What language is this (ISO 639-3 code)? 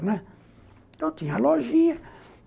por